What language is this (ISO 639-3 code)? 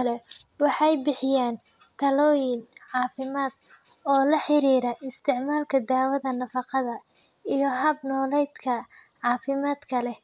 som